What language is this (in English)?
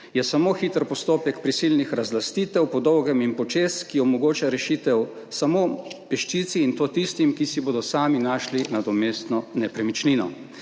Slovenian